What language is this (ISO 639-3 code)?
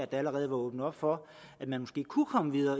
dan